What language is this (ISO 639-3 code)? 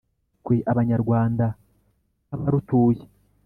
kin